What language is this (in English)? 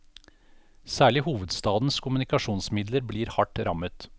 Norwegian